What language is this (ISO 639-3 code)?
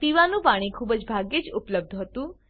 guj